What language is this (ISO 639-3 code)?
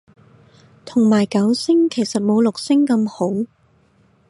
yue